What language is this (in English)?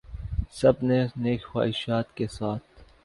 Urdu